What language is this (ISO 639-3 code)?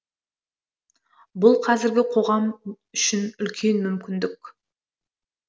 kaz